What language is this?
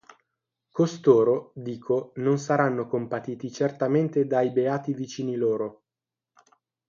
Italian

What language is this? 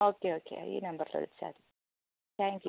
Malayalam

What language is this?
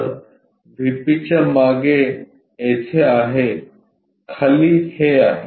Marathi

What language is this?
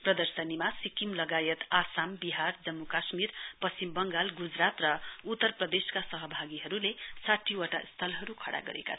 Nepali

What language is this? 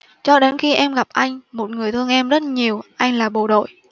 Vietnamese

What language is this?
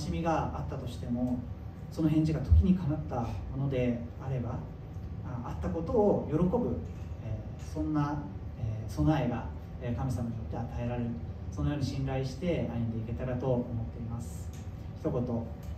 Japanese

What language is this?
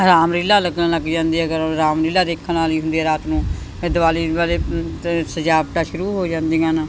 Punjabi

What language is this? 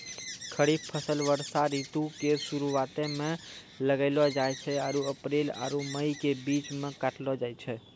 Maithili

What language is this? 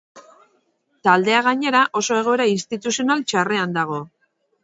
Basque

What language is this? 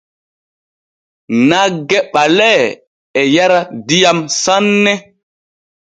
Borgu Fulfulde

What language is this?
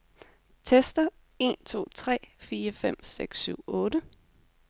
Danish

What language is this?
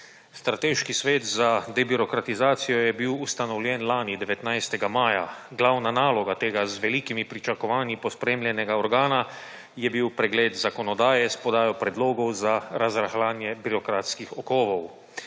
Slovenian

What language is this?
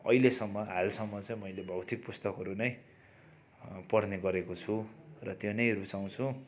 Nepali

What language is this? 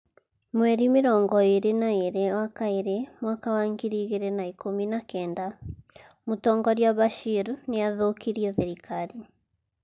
Kikuyu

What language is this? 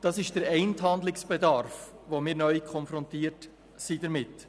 Swiss German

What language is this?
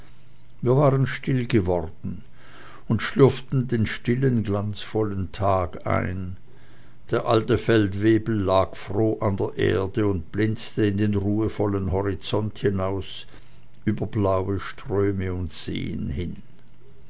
German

